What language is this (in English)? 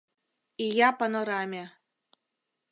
Mari